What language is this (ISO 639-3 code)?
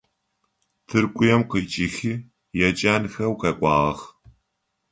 ady